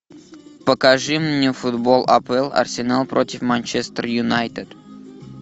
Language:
Russian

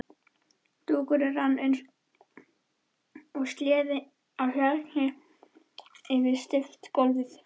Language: Icelandic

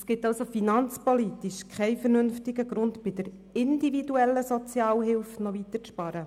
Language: Swiss German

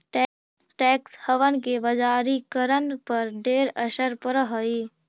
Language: Magahi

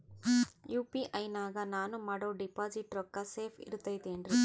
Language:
Kannada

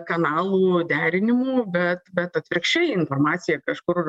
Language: Lithuanian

